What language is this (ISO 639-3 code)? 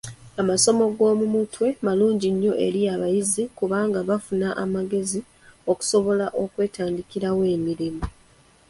lug